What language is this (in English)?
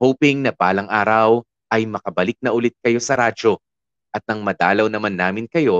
Filipino